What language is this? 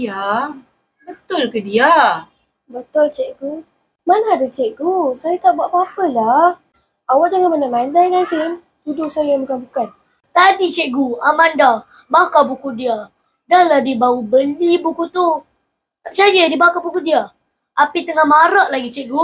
Malay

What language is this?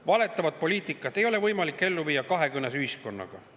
Estonian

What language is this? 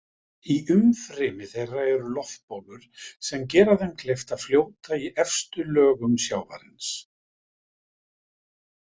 Icelandic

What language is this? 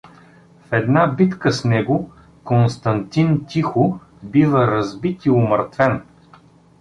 Bulgarian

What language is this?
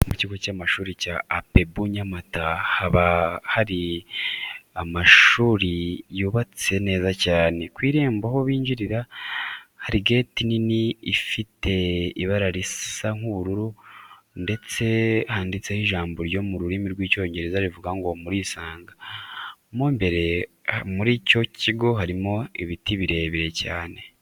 Kinyarwanda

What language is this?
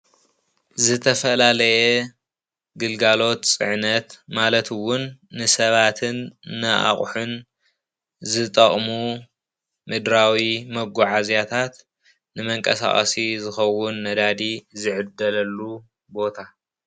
Tigrinya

